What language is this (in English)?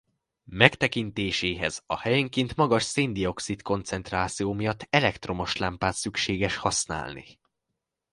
Hungarian